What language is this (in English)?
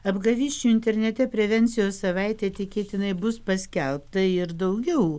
Lithuanian